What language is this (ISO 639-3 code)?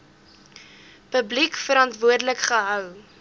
afr